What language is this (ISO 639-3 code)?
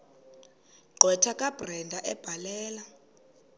xho